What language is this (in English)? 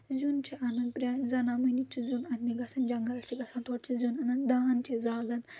Kashmiri